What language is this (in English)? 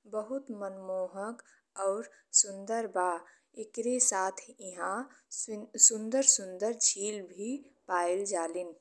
Bhojpuri